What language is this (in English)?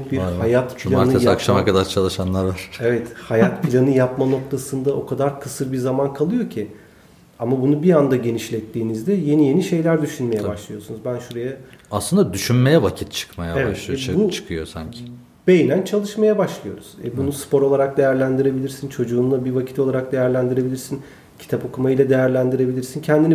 Turkish